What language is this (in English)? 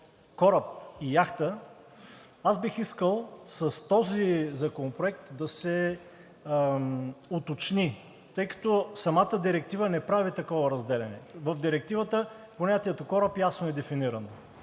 Bulgarian